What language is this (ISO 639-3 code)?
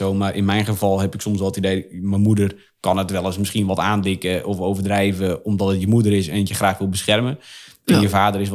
nld